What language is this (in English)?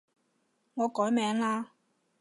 Cantonese